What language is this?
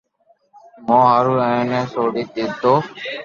Loarki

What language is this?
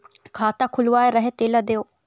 Chhattisgarhi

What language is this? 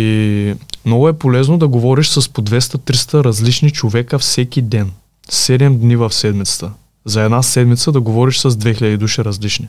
Bulgarian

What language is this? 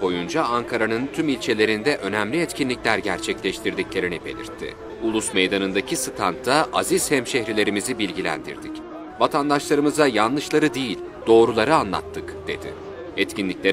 Turkish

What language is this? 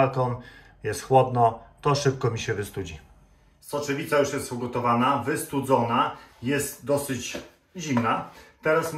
Polish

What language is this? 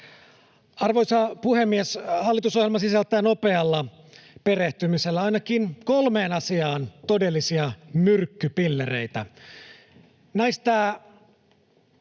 Finnish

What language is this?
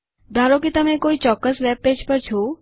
Gujarati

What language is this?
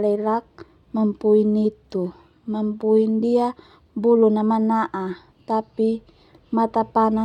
Termanu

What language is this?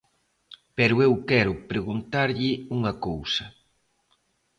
Galician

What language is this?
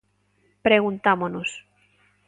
Galician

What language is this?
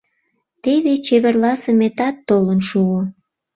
Mari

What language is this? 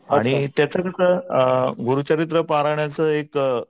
Marathi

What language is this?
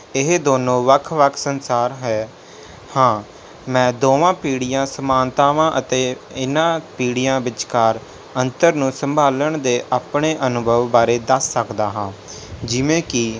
Punjabi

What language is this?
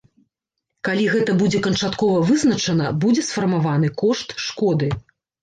Belarusian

